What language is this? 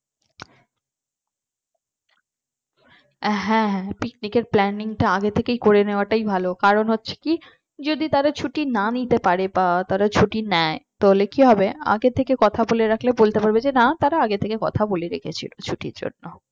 Bangla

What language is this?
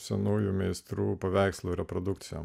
Lithuanian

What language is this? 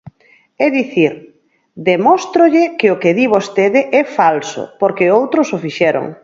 Galician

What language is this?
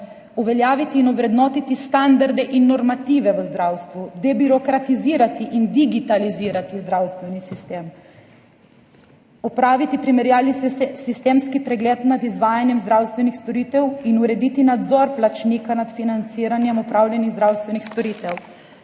Slovenian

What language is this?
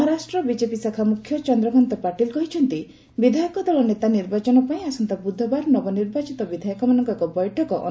Odia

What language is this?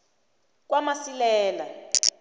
South Ndebele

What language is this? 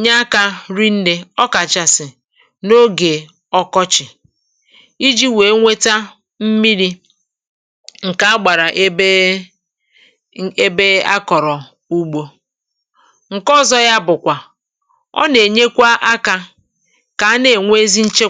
Igbo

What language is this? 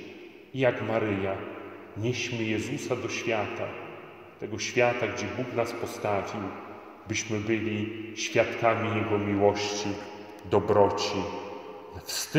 Polish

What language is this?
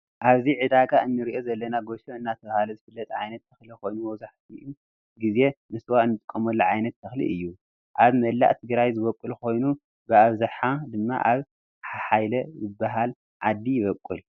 Tigrinya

